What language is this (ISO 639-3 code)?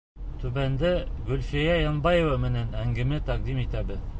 bak